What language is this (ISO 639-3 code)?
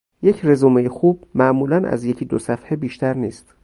fas